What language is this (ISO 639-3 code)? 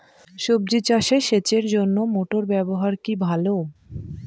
ben